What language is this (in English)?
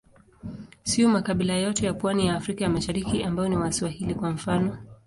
Swahili